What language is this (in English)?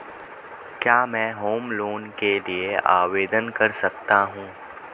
Hindi